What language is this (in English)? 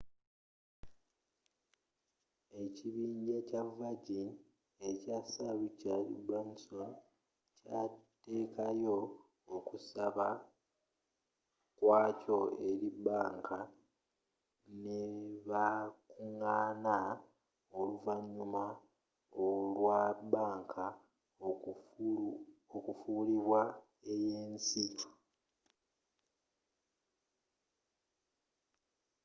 Ganda